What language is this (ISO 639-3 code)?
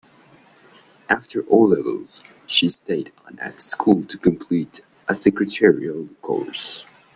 eng